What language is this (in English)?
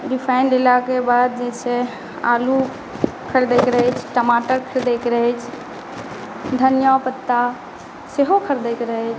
Maithili